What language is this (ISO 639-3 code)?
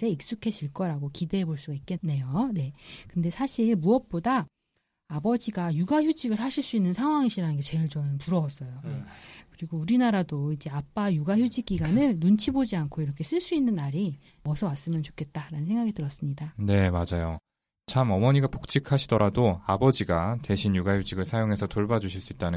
kor